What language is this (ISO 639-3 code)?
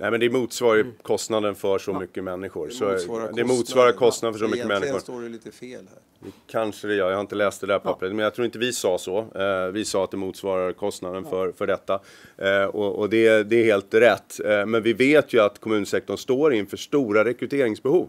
swe